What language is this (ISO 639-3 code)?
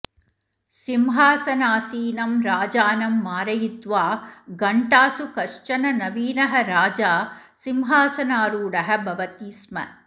san